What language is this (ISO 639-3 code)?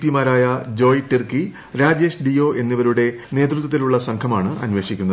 mal